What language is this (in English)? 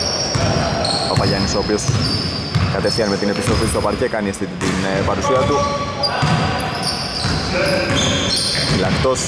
Greek